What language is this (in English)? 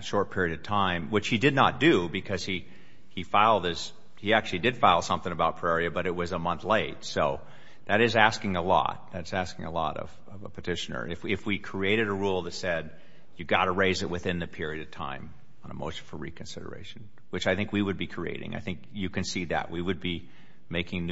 English